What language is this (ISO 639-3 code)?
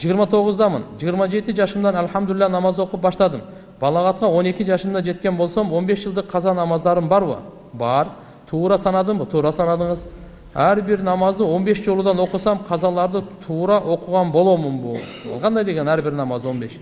tur